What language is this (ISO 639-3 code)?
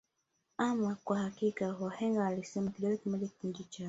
swa